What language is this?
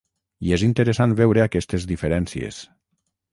Catalan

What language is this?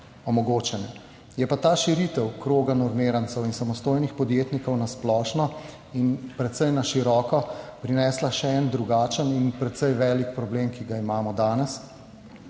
Slovenian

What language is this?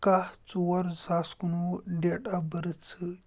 Kashmiri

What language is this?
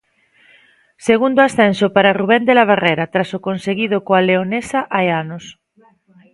Galician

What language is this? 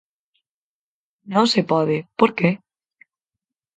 Galician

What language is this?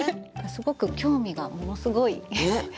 Japanese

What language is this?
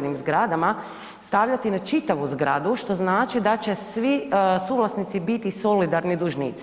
Croatian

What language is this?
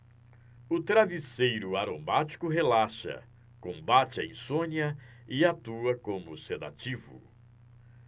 Portuguese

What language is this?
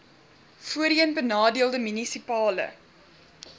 Afrikaans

